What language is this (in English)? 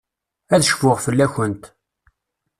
Kabyle